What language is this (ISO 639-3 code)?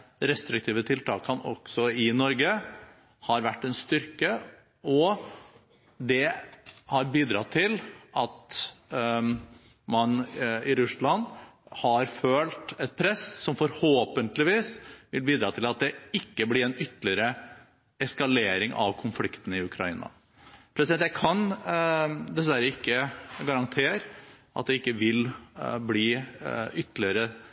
nob